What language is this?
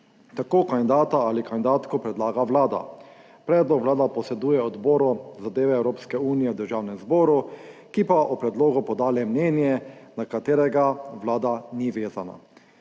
Slovenian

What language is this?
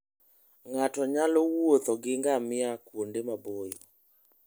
Luo (Kenya and Tanzania)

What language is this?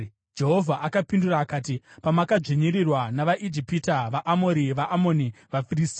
Shona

